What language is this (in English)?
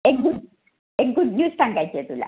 Marathi